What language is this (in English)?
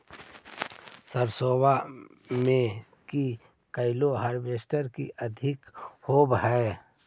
Magahi